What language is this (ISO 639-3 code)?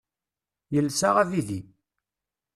kab